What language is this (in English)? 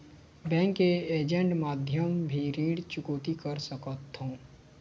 Chhattisgarhi